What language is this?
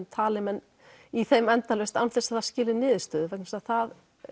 Icelandic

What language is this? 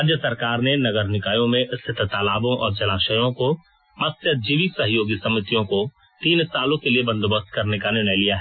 Hindi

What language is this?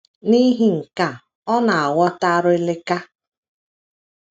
Igbo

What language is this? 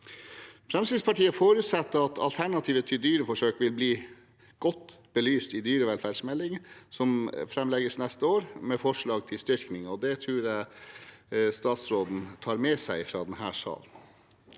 Norwegian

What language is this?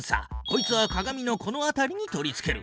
Japanese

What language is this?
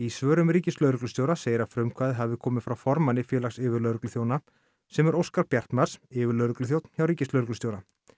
Icelandic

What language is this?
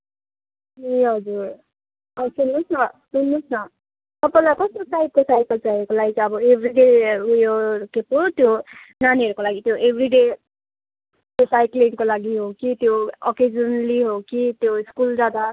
Nepali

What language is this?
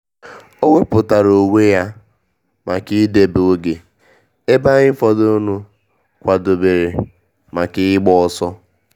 Igbo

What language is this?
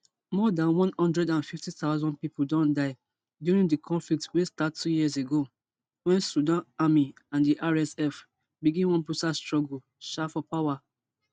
Nigerian Pidgin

